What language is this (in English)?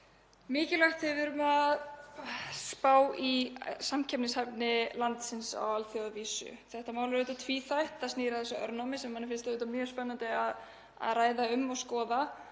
Icelandic